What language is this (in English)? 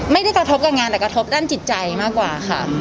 Thai